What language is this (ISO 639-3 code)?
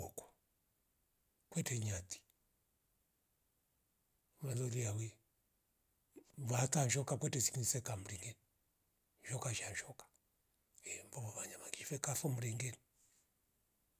rof